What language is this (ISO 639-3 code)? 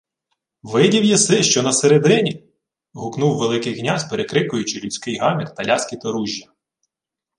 ukr